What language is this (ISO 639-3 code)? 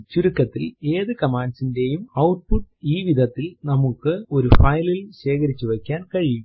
mal